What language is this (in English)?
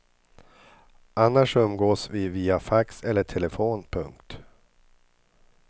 Swedish